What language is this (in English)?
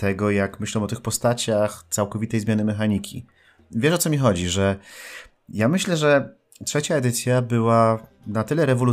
Polish